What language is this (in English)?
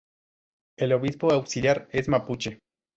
Spanish